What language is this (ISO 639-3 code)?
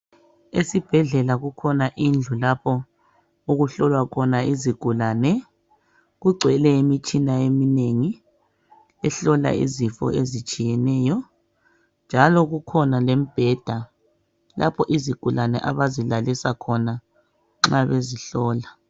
nde